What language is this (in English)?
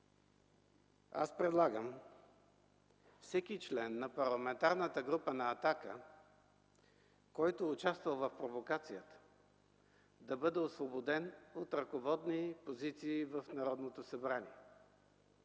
Bulgarian